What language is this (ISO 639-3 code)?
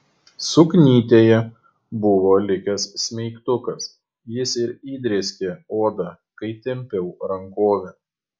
lit